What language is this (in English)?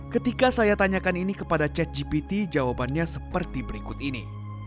Indonesian